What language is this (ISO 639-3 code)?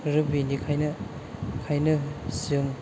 brx